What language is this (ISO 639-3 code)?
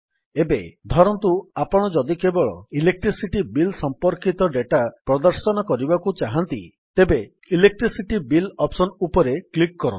ori